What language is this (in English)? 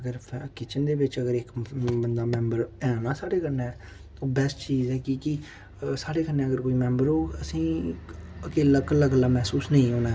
Dogri